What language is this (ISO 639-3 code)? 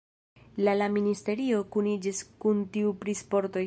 epo